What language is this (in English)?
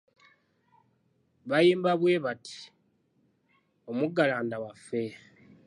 Ganda